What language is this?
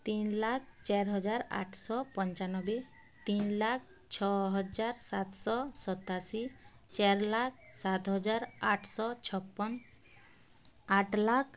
Odia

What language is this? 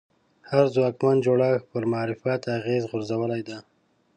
Pashto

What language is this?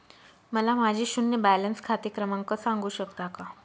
Marathi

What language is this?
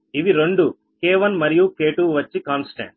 Telugu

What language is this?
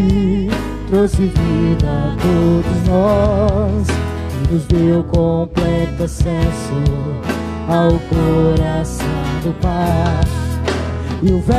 Portuguese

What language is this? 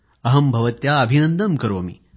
Marathi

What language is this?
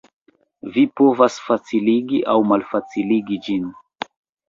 Esperanto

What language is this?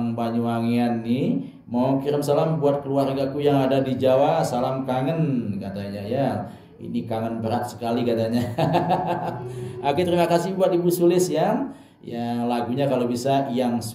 Indonesian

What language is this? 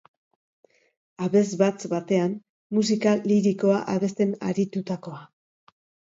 Basque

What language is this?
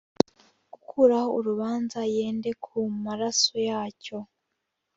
Kinyarwanda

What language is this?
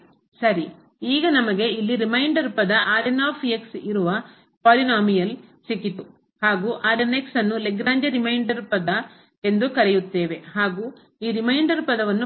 Kannada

